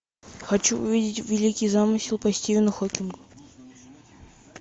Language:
Russian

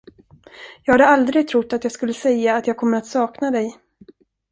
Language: Swedish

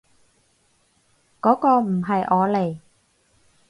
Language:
Cantonese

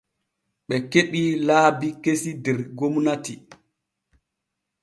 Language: Borgu Fulfulde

